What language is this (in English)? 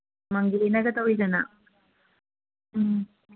Manipuri